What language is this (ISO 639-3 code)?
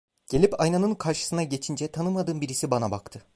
tur